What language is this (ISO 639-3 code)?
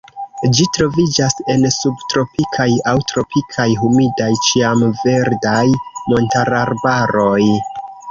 epo